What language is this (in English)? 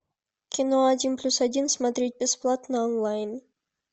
Russian